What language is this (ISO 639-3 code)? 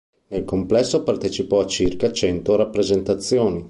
ita